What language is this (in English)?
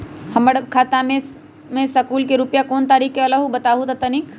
Magahi